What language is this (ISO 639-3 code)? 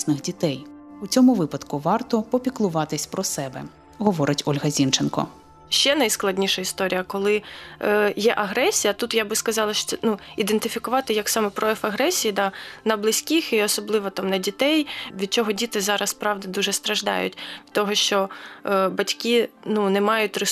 ukr